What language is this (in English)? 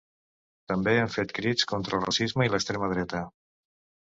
Catalan